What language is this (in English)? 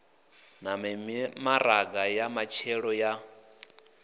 Venda